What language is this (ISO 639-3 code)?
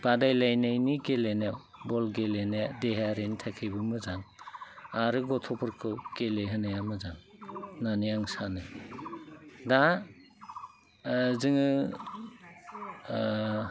brx